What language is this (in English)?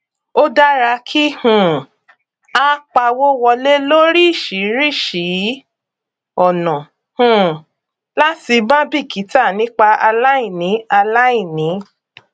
Yoruba